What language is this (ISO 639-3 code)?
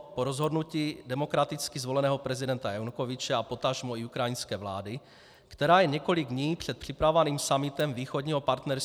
ces